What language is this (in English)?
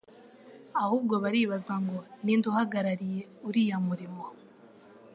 Kinyarwanda